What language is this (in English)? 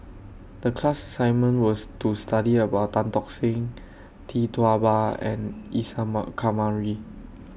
English